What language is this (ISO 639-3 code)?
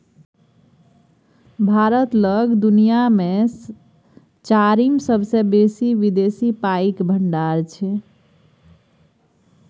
mai